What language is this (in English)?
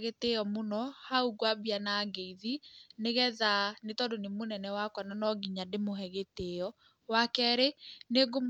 Kikuyu